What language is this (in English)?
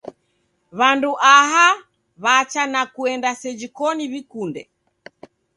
Taita